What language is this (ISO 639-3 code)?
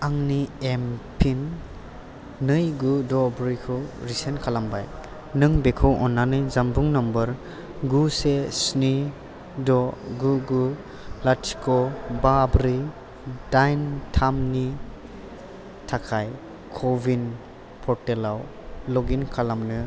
brx